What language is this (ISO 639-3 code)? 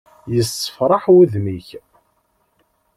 kab